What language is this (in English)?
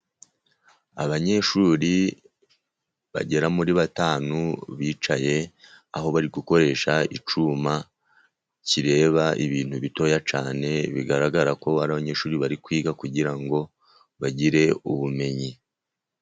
Kinyarwanda